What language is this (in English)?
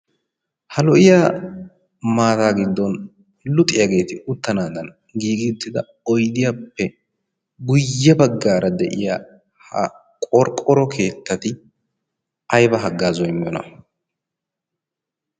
Wolaytta